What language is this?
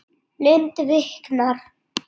Icelandic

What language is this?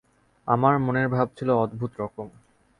Bangla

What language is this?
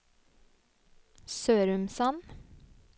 Norwegian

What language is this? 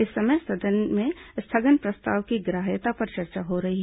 Hindi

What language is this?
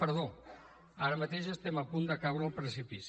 Catalan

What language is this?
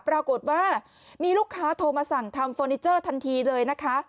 Thai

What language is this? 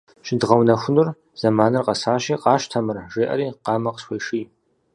Kabardian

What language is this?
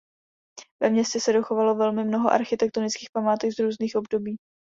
Czech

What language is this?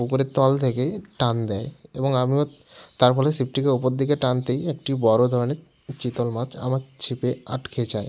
Bangla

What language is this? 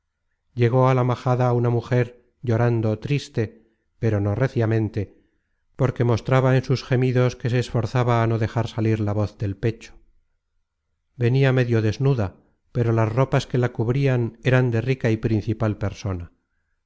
Spanish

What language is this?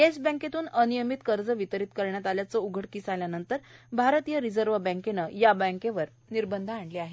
Marathi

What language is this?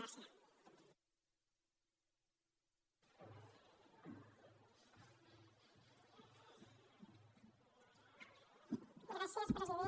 Catalan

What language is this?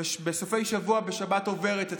Hebrew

